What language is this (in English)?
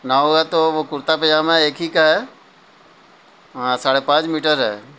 Urdu